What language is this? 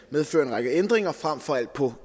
Danish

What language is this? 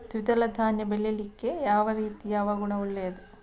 Kannada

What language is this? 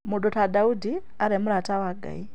Kikuyu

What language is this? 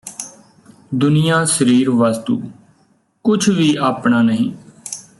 Punjabi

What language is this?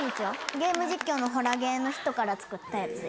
Japanese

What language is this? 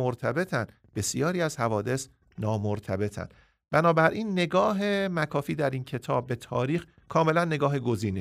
Persian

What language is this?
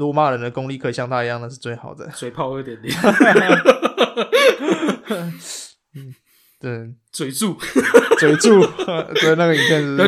Chinese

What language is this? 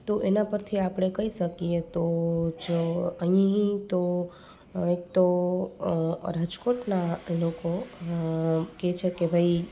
Gujarati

